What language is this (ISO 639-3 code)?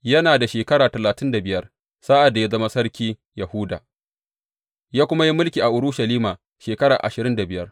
hau